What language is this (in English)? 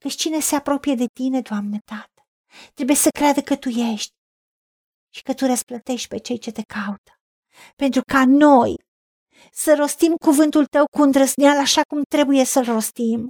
Romanian